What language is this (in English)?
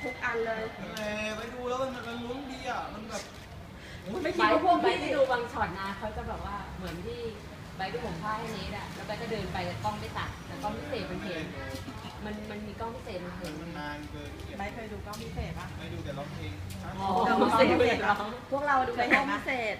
Thai